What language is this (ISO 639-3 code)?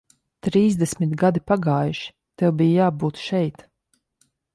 lav